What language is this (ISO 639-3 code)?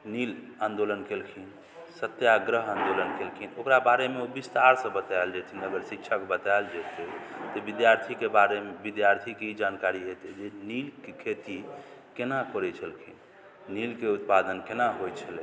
mai